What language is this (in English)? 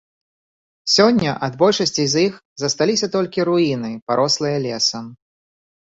Belarusian